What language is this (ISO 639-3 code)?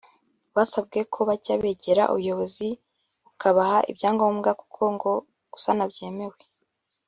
kin